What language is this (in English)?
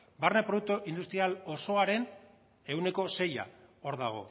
Basque